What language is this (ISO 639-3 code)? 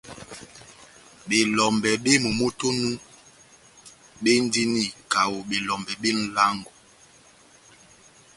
bnm